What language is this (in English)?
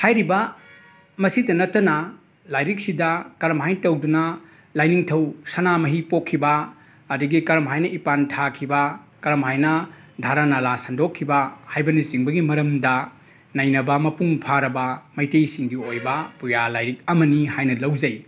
Manipuri